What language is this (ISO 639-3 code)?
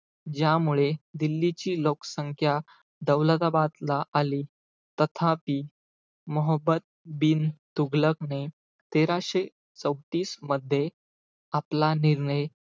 mar